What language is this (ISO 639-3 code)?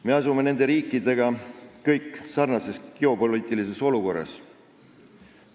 est